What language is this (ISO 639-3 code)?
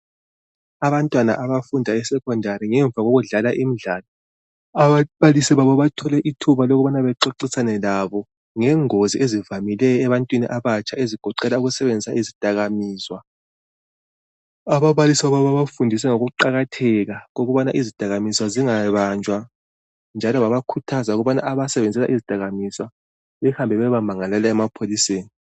nde